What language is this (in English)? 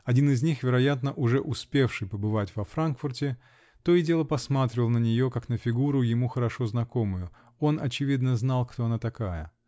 Russian